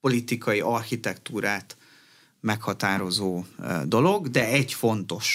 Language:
Hungarian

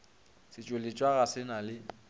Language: Northern Sotho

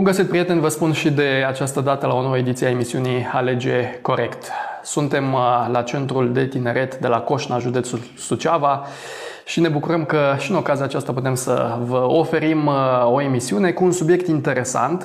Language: Romanian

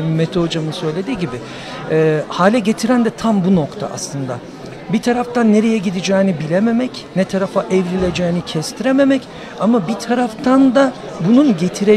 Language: Turkish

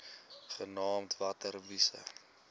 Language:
Afrikaans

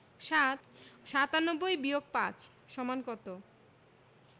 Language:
Bangla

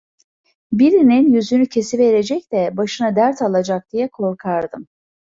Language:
Turkish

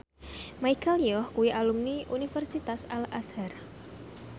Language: Javanese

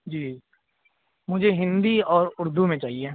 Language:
Urdu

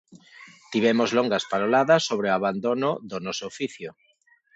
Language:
Galician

